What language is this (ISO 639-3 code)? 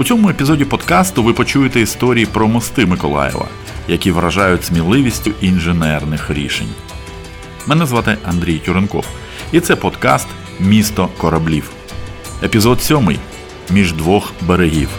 ukr